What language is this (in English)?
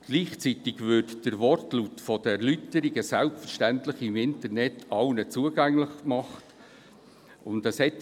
Swiss German